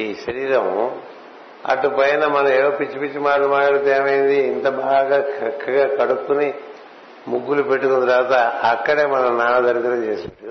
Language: Telugu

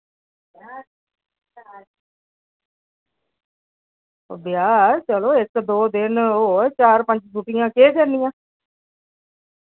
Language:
Dogri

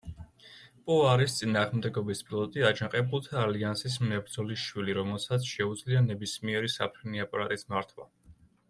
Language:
Georgian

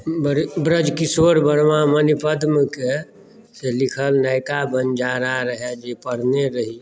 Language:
Maithili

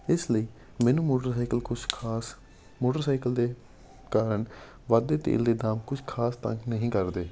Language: Punjabi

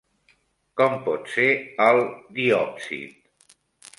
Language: Catalan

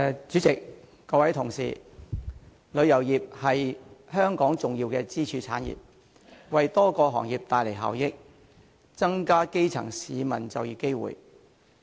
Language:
Cantonese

